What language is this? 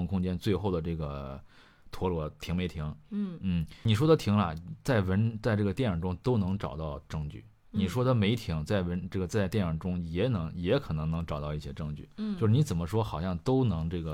Chinese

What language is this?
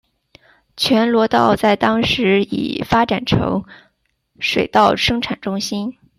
Chinese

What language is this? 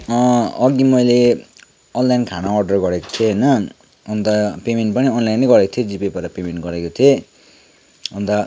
Nepali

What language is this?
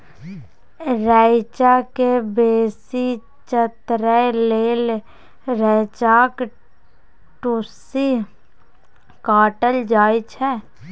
Maithili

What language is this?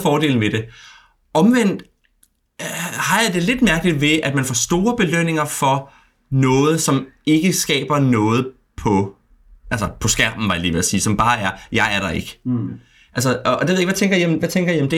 Danish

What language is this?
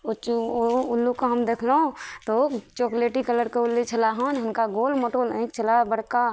Maithili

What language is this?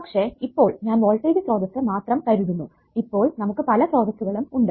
Malayalam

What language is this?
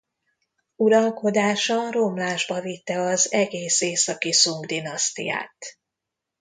Hungarian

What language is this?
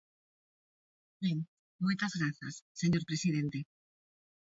Galician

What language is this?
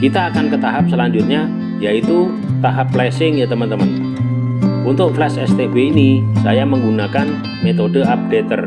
Indonesian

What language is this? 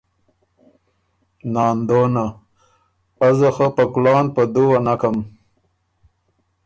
Ormuri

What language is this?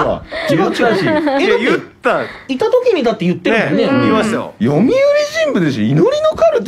Japanese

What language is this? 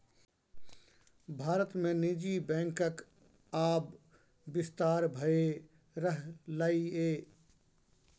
Maithili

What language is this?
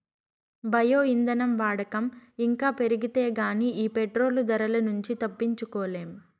Telugu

